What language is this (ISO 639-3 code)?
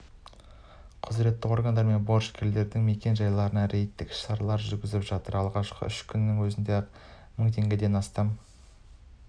kaz